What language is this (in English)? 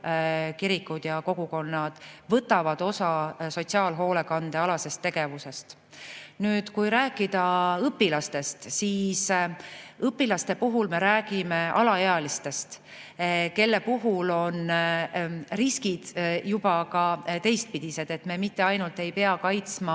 Estonian